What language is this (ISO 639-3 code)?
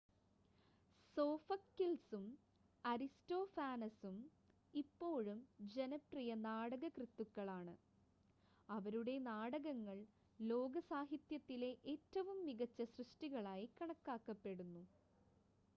mal